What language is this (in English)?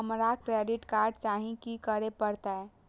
Maithili